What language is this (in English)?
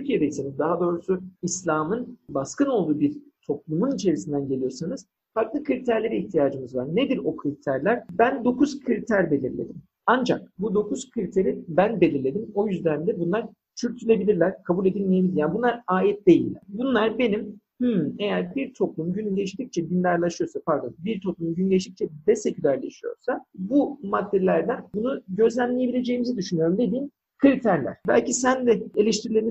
Turkish